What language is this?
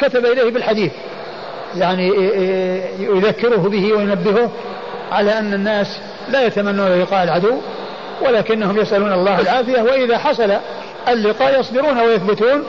Arabic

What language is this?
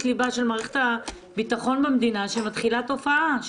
Hebrew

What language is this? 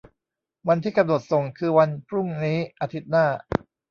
Thai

